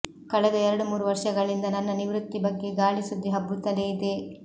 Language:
Kannada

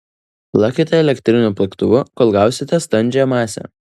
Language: Lithuanian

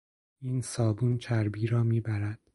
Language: Persian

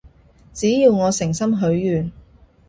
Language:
Cantonese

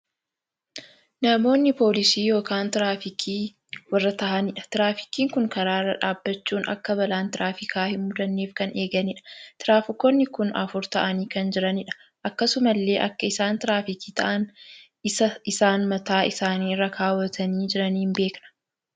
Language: Oromo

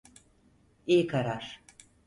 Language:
Turkish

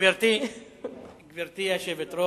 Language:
Hebrew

